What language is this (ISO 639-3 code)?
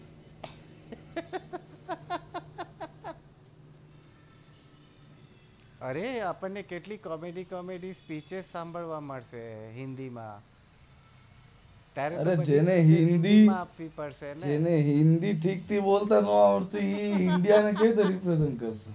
guj